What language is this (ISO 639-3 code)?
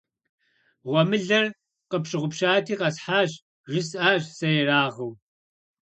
kbd